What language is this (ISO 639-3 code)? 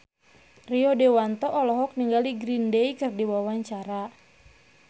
sun